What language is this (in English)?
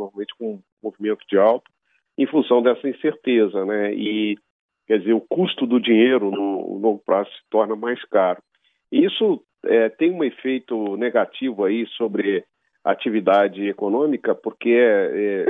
Portuguese